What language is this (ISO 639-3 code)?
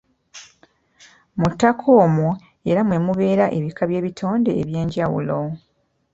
lug